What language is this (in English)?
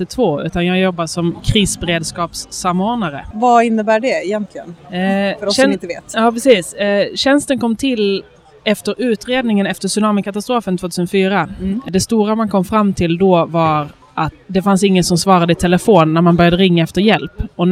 Swedish